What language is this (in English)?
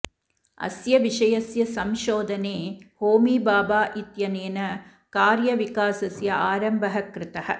Sanskrit